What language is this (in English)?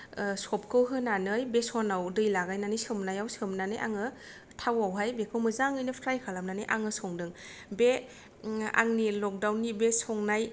Bodo